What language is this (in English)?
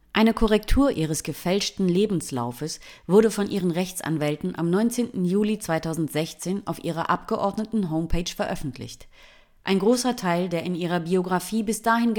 German